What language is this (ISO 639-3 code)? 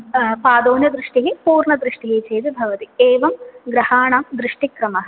san